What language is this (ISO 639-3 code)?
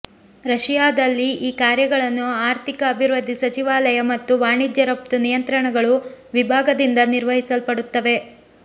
kan